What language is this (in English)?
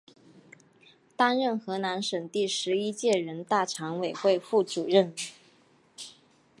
Chinese